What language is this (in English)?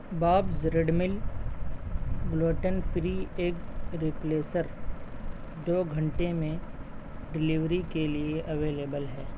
Urdu